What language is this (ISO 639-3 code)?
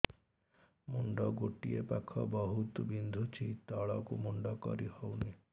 ori